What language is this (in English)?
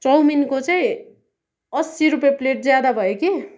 Nepali